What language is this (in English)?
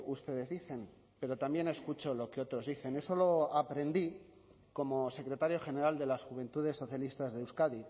Spanish